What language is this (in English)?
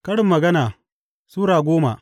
Hausa